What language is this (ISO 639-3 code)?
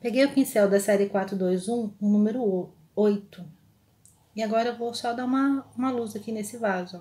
por